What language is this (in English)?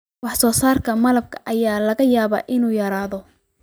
Somali